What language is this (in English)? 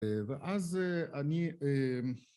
Hebrew